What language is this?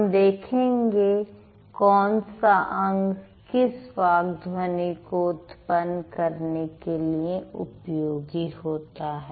Hindi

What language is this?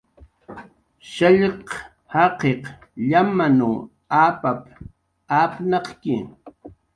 Jaqaru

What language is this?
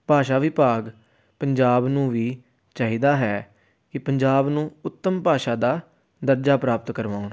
Punjabi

